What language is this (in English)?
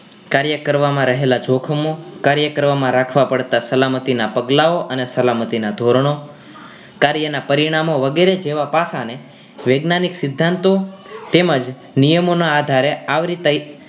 Gujarati